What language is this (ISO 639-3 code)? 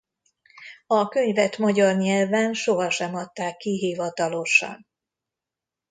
hun